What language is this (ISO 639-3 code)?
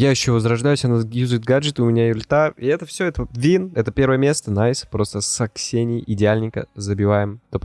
rus